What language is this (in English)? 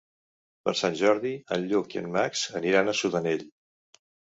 Catalan